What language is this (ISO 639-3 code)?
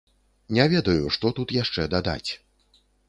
bel